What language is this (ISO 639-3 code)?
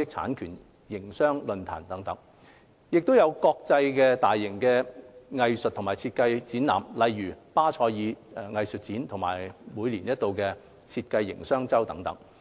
yue